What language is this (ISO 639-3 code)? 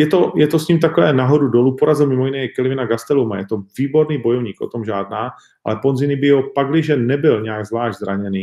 ces